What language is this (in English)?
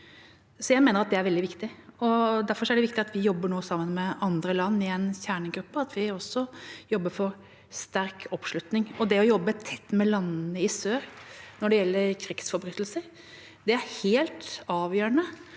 Norwegian